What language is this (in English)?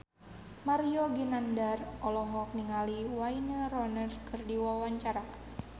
Sundanese